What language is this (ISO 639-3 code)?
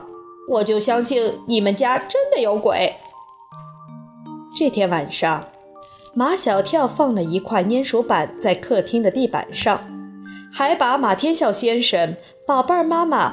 zho